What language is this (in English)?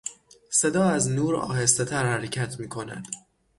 Persian